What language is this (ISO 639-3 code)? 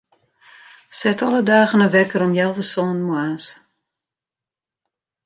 fry